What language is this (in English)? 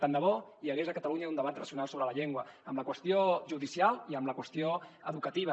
Catalan